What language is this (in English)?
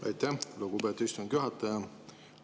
Estonian